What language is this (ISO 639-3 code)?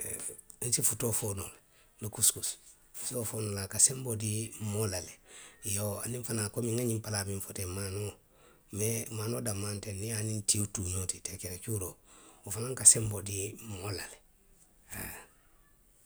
mlq